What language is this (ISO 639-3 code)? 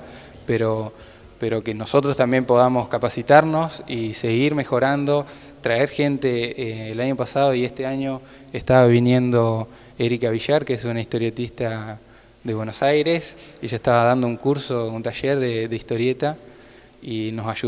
spa